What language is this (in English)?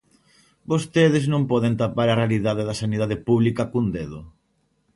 Galician